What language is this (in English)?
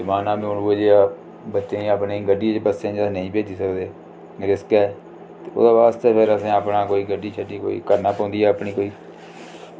Dogri